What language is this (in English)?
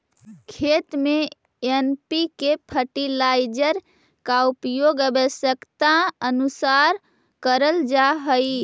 Magahi